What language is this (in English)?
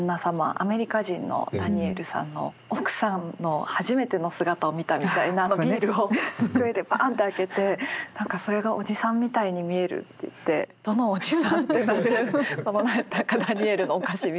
Japanese